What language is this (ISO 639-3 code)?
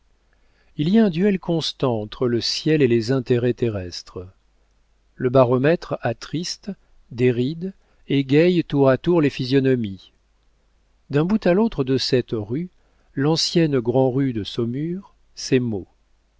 fra